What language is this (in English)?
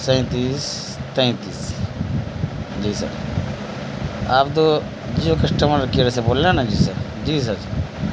Urdu